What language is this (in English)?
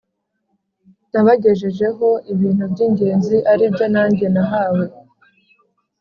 Kinyarwanda